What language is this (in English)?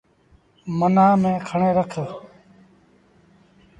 Sindhi Bhil